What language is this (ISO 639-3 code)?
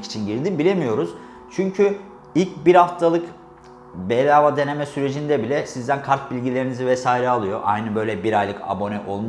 tur